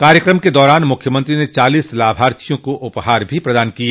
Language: Hindi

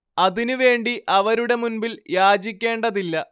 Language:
Malayalam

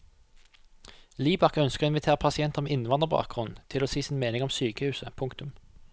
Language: Norwegian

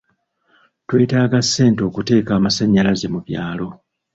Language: Ganda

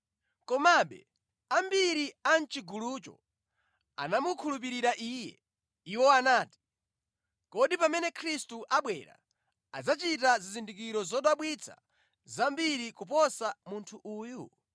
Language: Nyanja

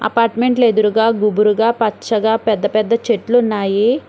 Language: Telugu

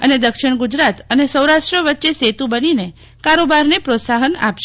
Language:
Gujarati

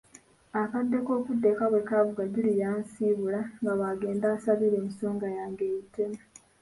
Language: Ganda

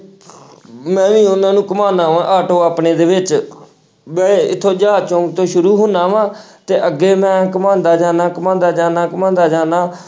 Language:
Punjabi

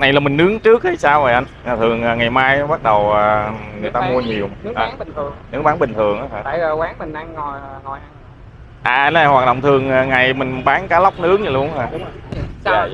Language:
Vietnamese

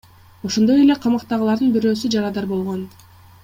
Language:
Kyrgyz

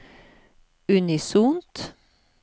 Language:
Norwegian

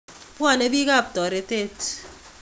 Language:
Kalenjin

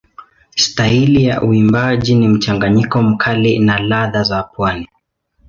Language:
Swahili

